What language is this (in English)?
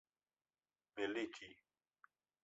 Esperanto